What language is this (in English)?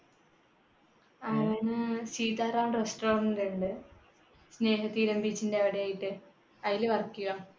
Malayalam